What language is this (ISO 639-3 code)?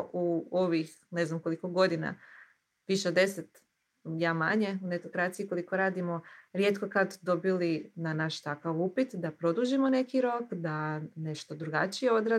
hrv